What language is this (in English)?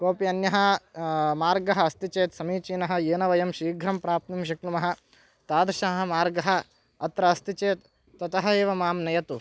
Sanskrit